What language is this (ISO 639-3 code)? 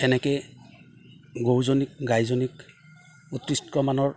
asm